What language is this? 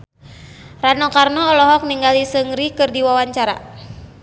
Sundanese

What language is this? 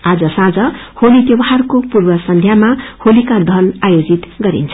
Nepali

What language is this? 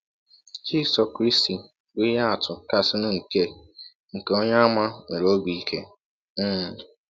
Igbo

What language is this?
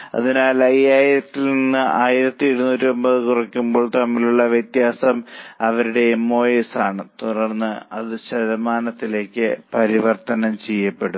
Malayalam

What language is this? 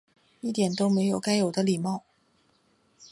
Chinese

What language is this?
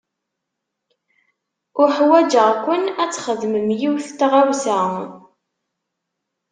Kabyle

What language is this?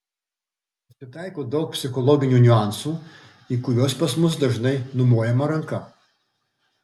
Lithuanian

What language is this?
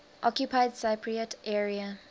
English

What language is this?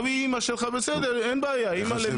Hebrew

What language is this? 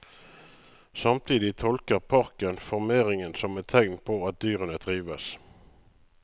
Norwegian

